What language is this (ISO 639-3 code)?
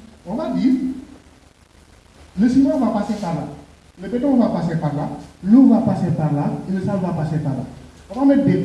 fra